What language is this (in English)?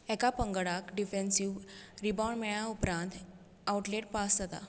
Konkani